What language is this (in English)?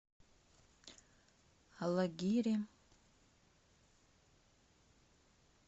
Russian